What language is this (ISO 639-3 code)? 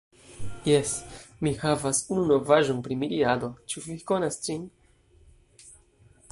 epo